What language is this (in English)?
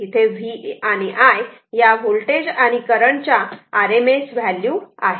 Marathi